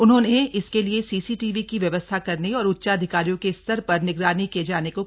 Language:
Hindi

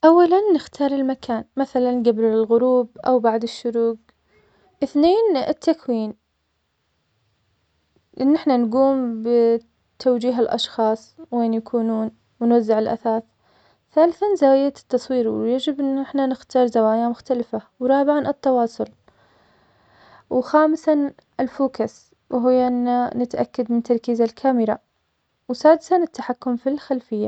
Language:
Omani Arabic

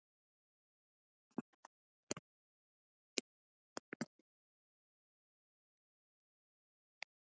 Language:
Icelandic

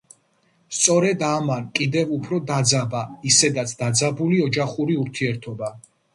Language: Georgian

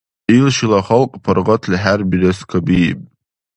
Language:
Dargwa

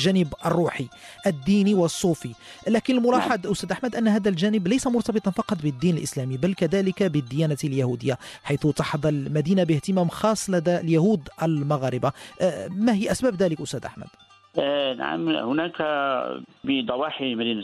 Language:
Arabic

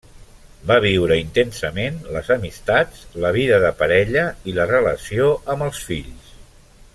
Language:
Catalan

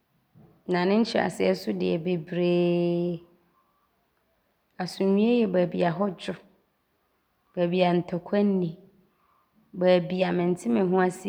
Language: Abron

